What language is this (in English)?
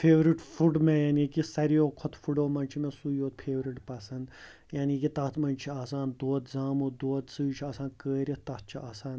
Kashmiri